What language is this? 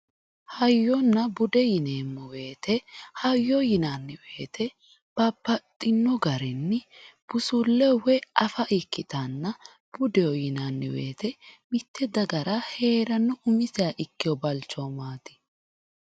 Sidamo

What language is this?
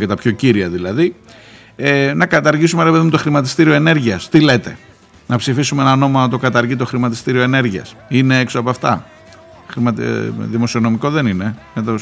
Greek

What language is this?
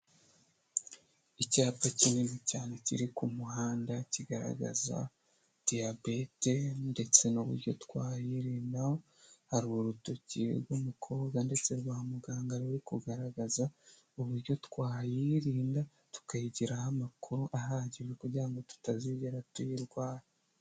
Kinyarwanda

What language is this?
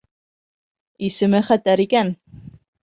Bashkir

